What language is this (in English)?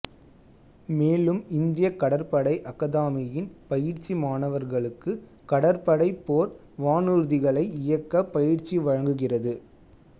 Tamil